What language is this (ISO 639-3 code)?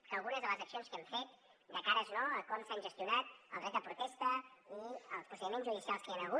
cat